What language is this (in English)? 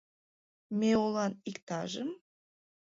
Mari